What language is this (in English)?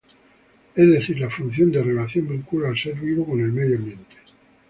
Spanish